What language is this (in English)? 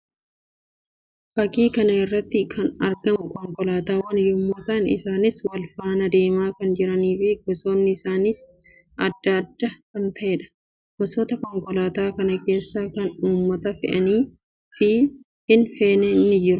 Oromo